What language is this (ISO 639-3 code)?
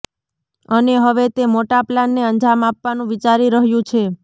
guj